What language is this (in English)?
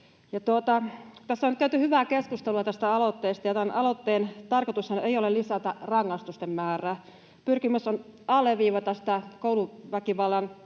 Finnish